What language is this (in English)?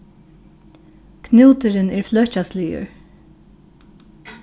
Faroese